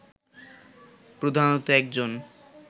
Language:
Bangla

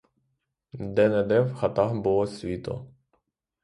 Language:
Ukrainian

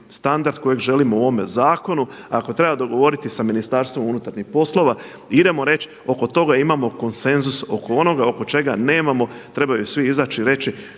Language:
Croatian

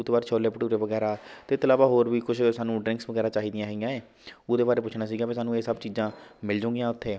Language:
Punjabi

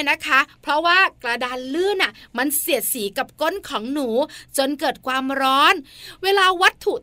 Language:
Thai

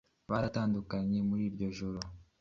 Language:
Kinyarwanda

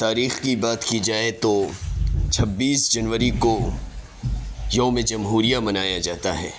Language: Urdu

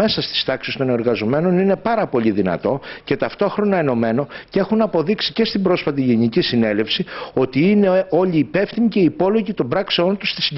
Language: Greek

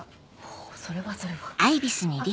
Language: Japanese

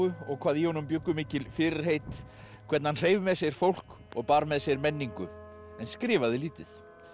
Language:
Icelandic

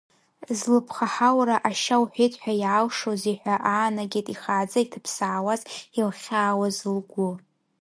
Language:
Abkhazian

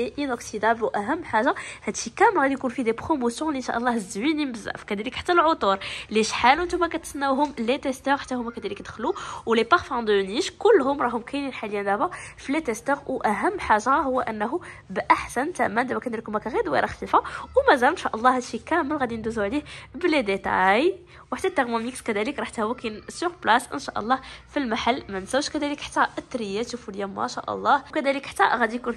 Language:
Arabic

